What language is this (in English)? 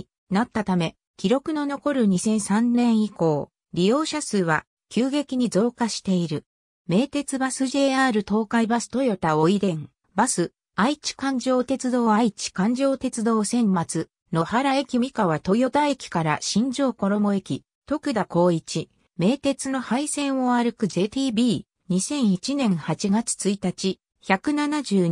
Japanese